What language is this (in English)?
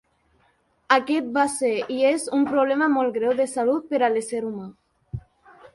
Catalan